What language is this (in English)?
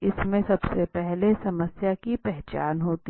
Hindi